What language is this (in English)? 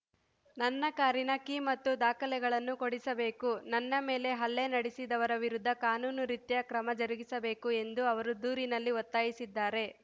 Kannada